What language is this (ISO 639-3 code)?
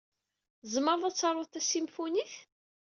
kab